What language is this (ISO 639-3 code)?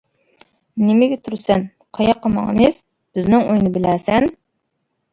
uig